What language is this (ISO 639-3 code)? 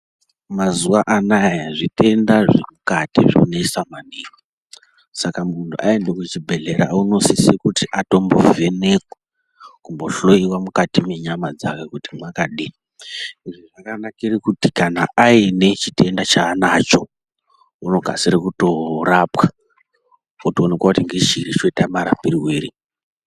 ndc